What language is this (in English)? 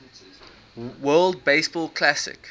English